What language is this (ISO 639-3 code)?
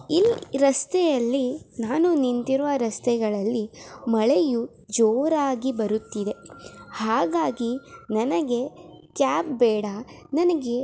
kan